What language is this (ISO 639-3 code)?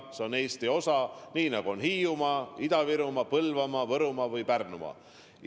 est